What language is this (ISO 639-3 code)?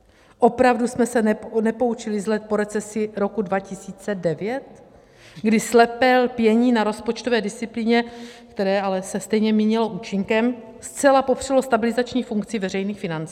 ces